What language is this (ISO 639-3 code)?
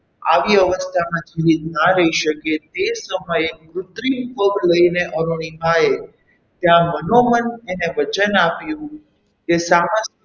guj